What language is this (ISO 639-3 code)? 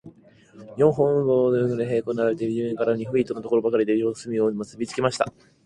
jpn